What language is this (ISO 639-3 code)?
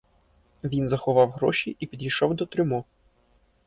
ukr